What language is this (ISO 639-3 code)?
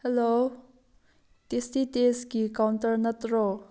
mni